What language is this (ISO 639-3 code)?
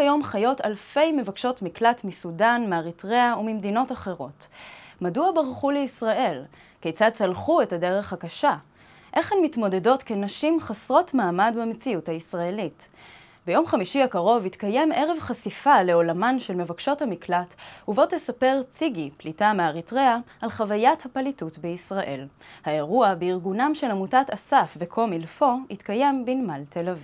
heb